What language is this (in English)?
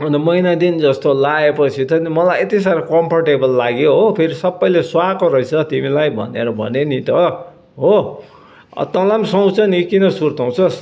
Nepali